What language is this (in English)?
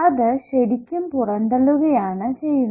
Malayalam